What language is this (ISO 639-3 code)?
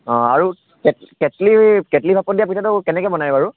asm